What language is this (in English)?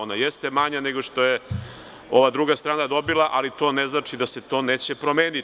Serbian